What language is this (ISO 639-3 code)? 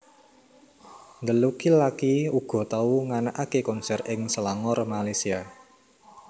jav